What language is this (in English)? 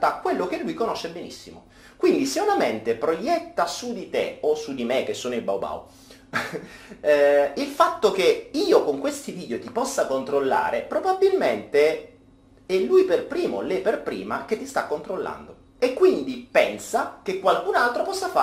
Italian